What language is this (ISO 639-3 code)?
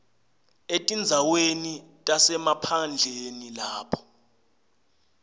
ssw